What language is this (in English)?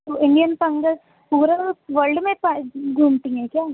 Urdu